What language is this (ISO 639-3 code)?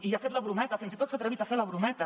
cat